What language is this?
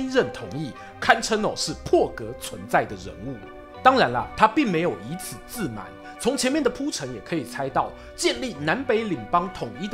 Chinese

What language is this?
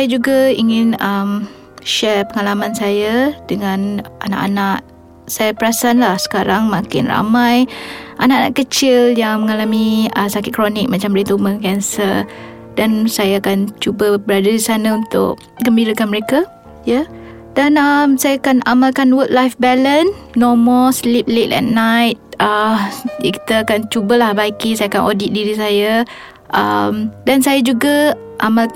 Malay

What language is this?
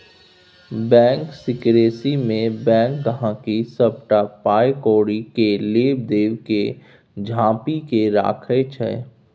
Maithili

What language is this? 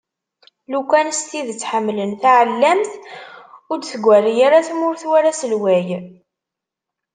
Kabyle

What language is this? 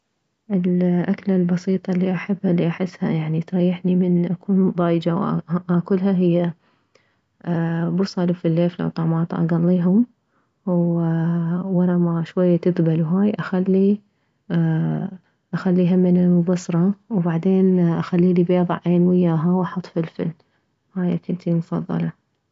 Mesopotamian Arabic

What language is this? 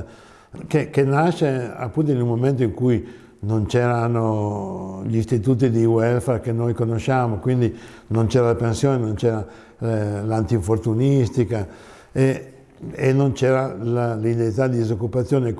Italian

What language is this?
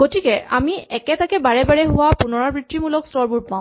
Assamese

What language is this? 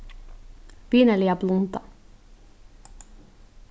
Faroese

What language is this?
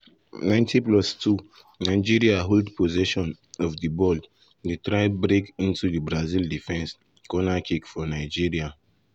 Nigerian Pidgin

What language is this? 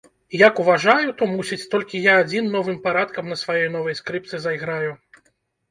Belarusian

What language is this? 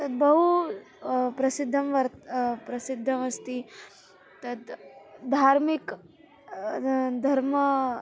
Sanskrit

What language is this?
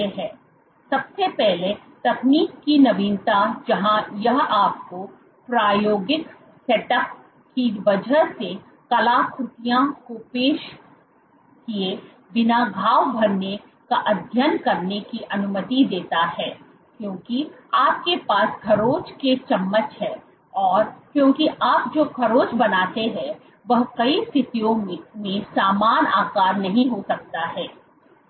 Hindi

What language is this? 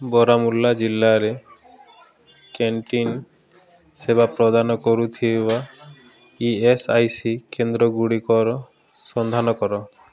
Odia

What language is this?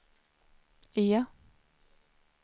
Swedish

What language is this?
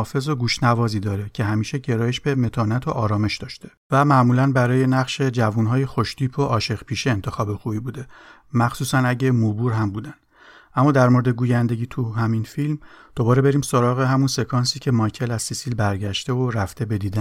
Persian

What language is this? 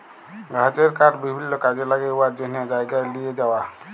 Bangla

